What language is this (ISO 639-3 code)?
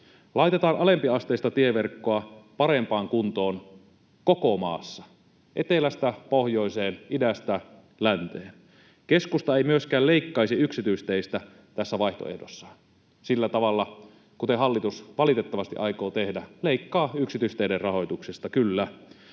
fin